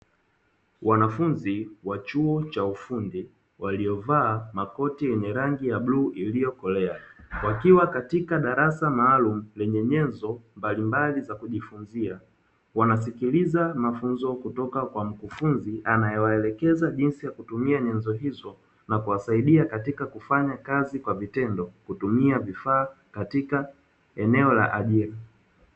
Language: Swahili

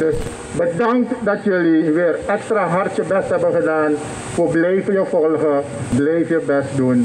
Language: Dutch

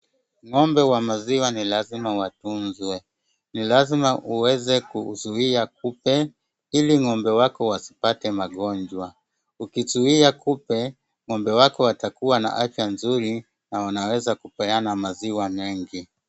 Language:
Swahili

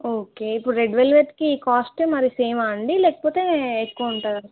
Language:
Telugu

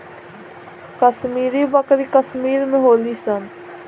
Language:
Bhojpuri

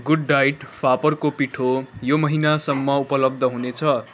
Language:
Nepali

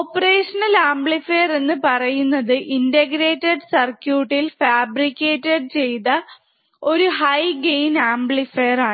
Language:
Malayalam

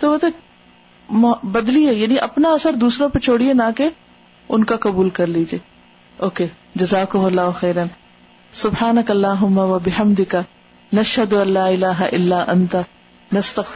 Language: Urdu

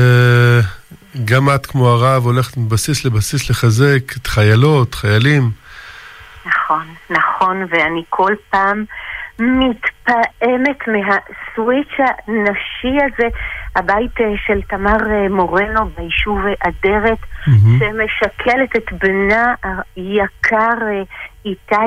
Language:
Hebrew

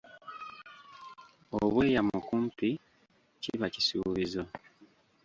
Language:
Ganda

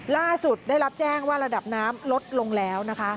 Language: Thai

